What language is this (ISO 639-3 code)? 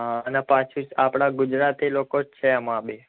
guj